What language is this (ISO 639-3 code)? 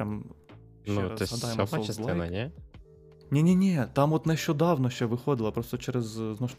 ukr